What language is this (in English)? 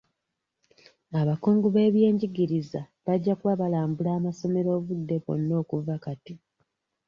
Ganda